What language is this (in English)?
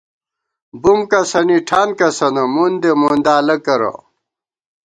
Gawar-Bati